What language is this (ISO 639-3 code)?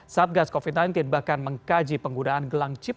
ind